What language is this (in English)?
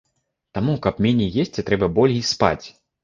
Belarusian